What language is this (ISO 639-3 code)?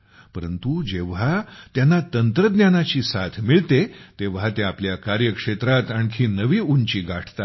mar